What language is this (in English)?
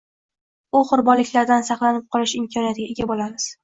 Uzbek